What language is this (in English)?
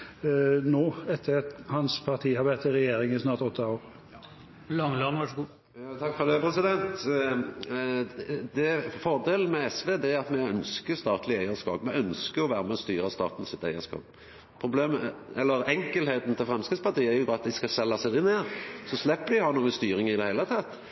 Norwegian